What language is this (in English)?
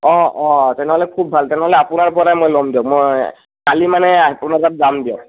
Assamese